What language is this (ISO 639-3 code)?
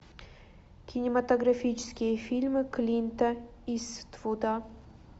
rus